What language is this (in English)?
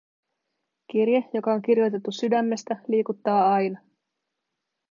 Finnish